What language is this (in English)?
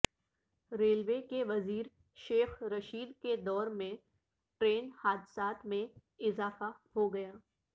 Urdu